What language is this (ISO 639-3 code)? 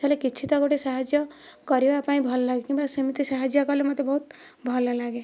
ori